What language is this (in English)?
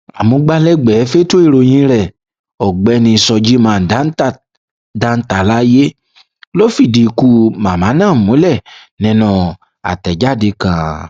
Yoruba